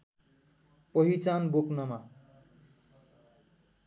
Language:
Nepali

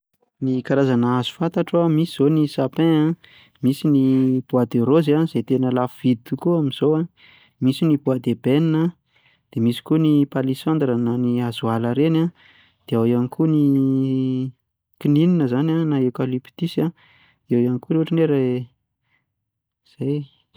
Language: Malagasy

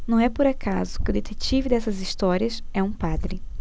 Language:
Portuguese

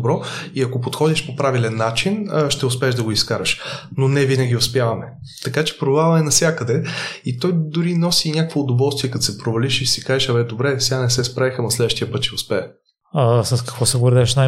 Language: Bulgarian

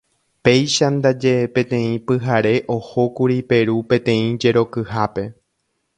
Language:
Guarani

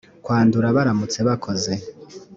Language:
Kinyarwanda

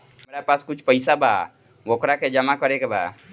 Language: Bhojpuri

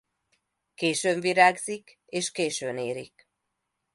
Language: Hungarian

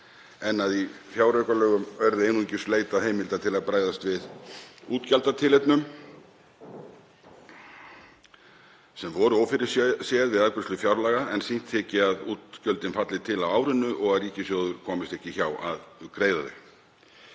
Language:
Icelandic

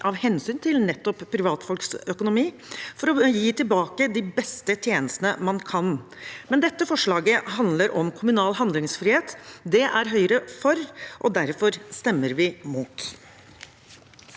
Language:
Norwegian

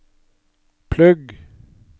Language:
Norwegian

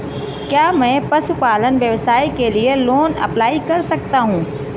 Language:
Hindi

